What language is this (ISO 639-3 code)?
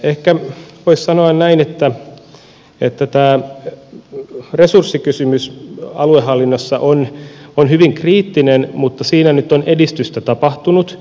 fin